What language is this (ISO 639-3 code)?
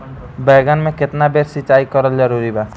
bho